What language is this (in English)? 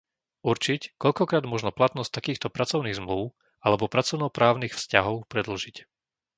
Slovak